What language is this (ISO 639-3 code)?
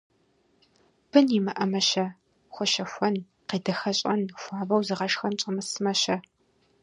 kbd